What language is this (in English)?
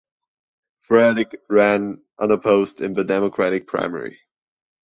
English